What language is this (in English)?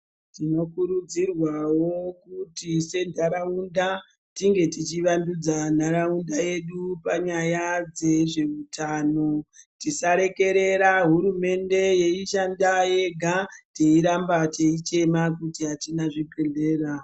Ndau